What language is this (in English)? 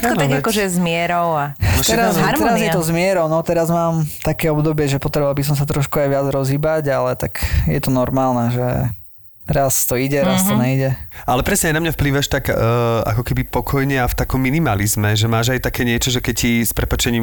Slovak